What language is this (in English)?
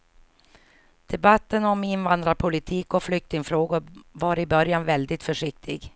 Swedish